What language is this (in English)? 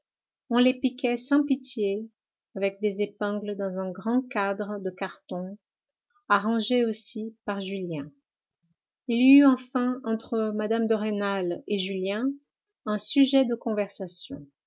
French